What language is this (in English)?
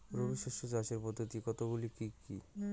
Bangla